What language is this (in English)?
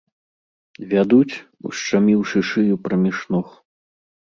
Belarusian